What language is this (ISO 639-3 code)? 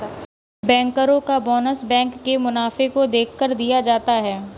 hin